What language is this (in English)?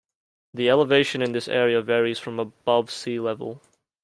English